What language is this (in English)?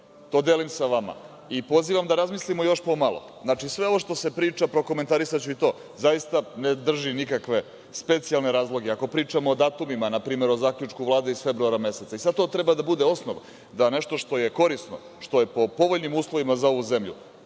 Serbian